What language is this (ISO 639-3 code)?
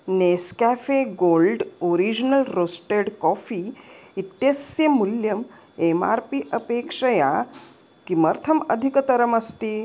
san